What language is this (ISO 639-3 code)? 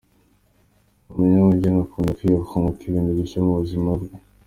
kin